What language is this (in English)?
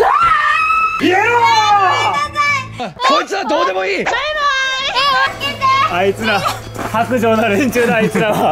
Japanese